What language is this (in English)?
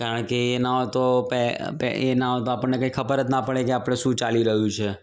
Gujarati